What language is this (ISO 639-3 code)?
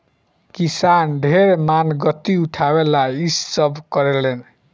bho